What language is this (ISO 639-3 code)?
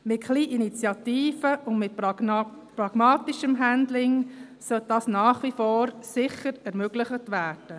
gsw